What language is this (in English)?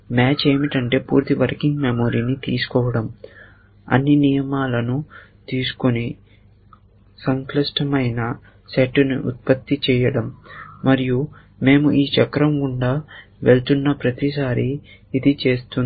Telugu